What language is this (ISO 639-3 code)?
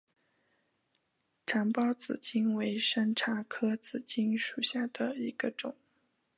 zho